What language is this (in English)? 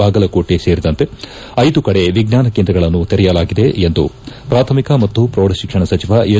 Kannada